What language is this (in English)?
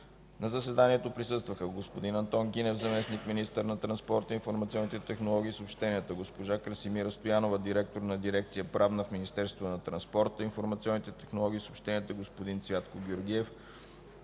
Bulgarian